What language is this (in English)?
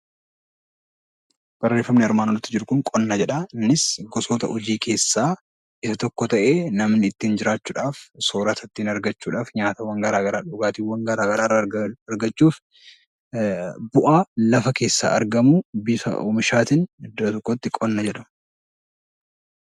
Oromo